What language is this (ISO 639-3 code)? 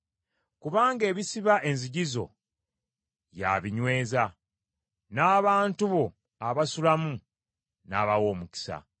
lug